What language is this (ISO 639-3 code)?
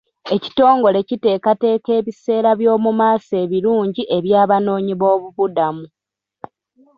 lug